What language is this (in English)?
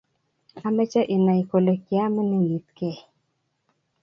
Kalenjin